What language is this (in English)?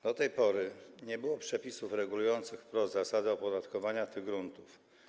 Polish